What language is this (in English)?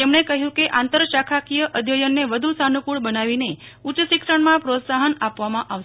Gujarati